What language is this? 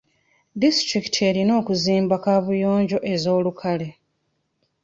Ganda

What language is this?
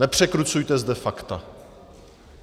Czech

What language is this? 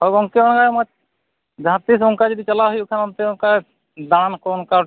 Santali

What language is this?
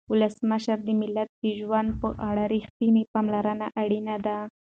Pashto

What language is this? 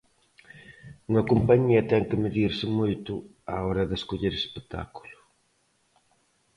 Galician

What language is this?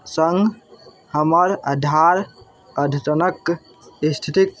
Maithili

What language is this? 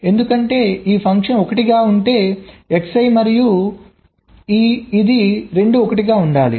Telugu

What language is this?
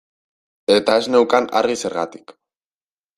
Basque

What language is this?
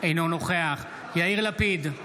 Hebrew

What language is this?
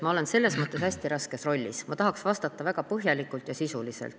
Estonian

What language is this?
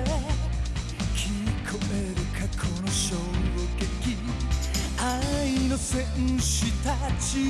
Japanese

